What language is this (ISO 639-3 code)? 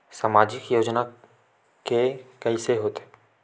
hne